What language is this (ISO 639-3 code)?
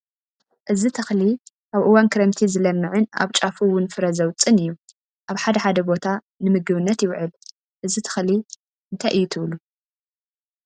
tir